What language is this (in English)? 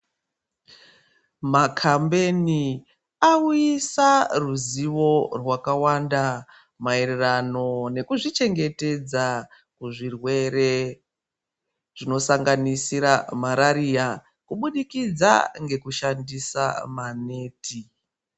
Ndau